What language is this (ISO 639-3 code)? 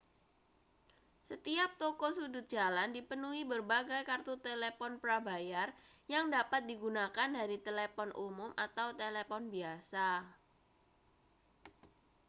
ind